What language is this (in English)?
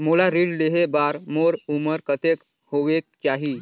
Chhattisgarhi